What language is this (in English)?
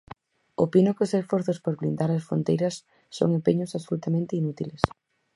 Galician